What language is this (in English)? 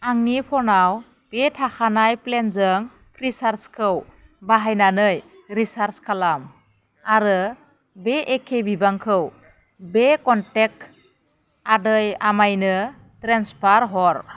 Bodo